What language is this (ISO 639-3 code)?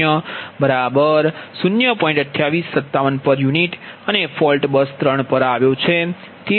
guj